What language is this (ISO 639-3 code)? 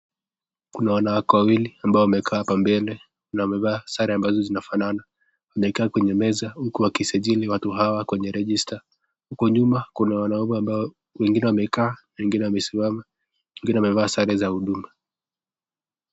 swa